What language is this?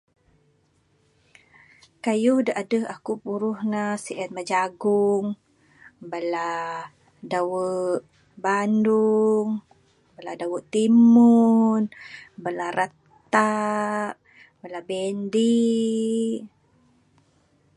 Bukar-Sadung Bidayuh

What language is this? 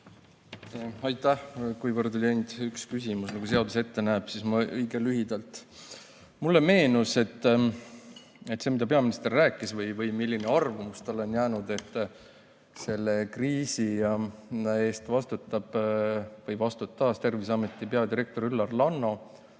Estonian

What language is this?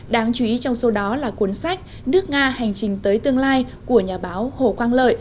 Vietnamese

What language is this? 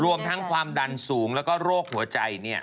Thai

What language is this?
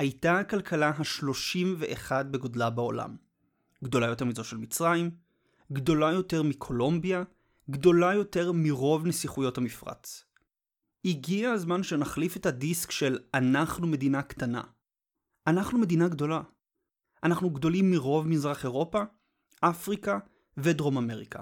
Hebrew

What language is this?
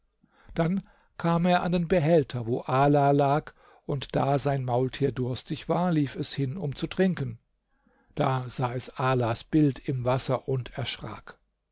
German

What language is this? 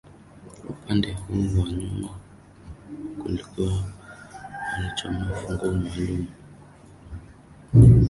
Swahili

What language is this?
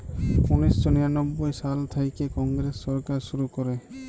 Bangla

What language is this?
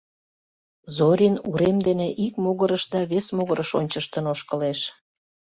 Mari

